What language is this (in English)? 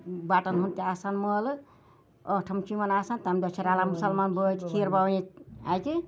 Kashmiri